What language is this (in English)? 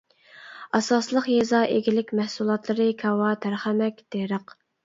Uyghur